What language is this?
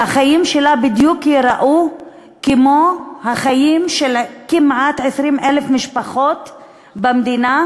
Hebrew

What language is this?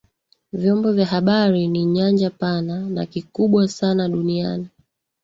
Swahili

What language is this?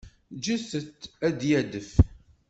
Kabyle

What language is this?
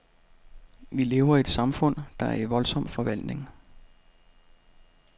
Danish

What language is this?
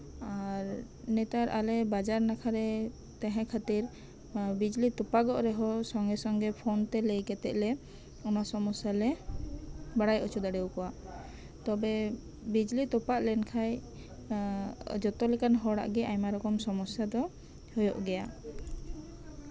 Santali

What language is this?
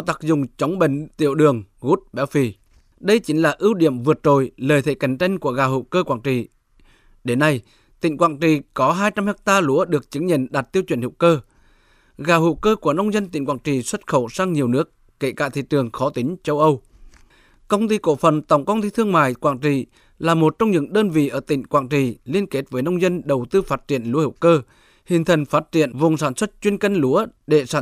Vietnamese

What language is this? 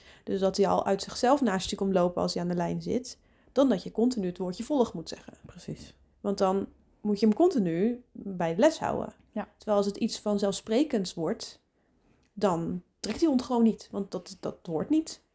Dutch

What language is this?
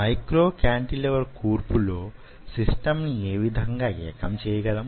Telugu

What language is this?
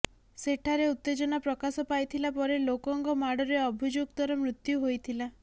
Odia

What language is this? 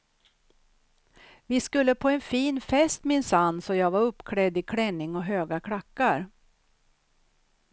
Swedish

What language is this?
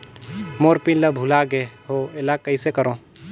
Chhattisgarhi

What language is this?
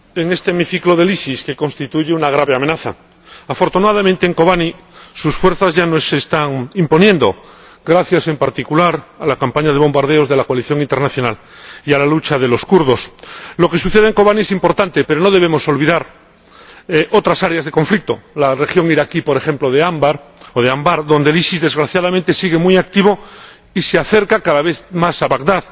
Spanish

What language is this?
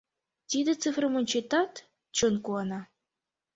Mari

